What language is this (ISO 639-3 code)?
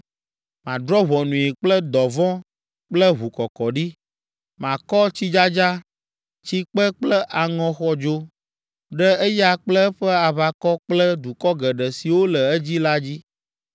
ewe